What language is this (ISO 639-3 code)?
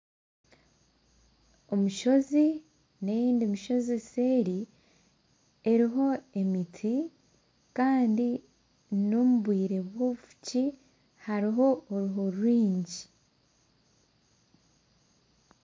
nyn